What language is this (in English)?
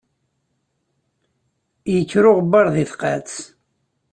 Kabyle